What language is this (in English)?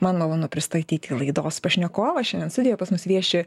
Lithuanian